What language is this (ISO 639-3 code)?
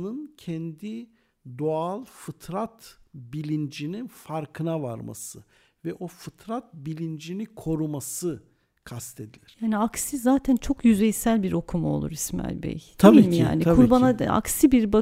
tur